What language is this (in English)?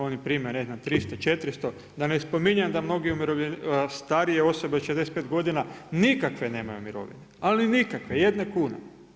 Croatian